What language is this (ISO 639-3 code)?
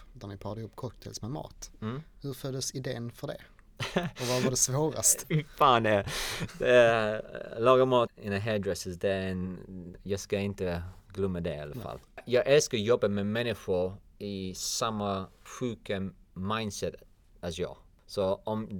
swe